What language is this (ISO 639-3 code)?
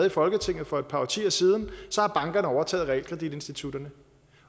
dan